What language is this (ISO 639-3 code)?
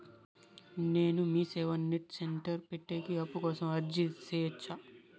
tel